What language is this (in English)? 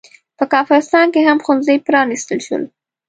Pashto